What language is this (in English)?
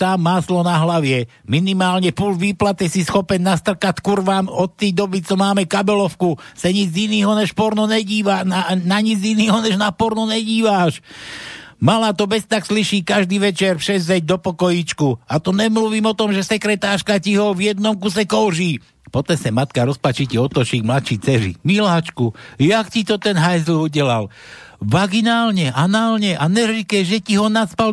Slovak